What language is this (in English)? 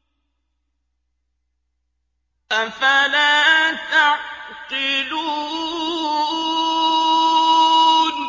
Arabic